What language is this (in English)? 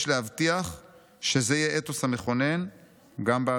Hebrew